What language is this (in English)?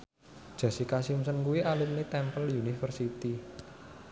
Javanese